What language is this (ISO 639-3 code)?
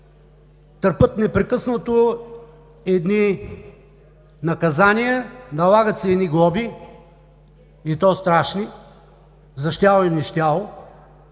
bul